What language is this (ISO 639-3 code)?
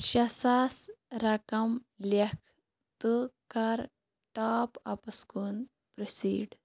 kas